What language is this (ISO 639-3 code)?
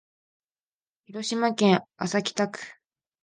jpn